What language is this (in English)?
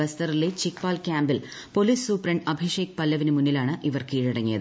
Malayalam